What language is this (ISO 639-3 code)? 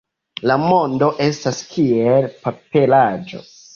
epo